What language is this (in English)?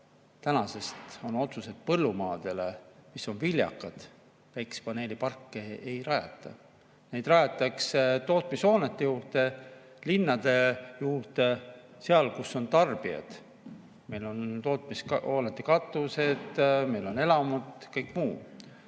Estonian